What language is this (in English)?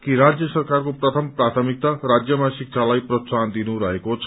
Nepali